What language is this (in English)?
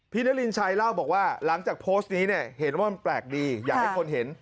Thai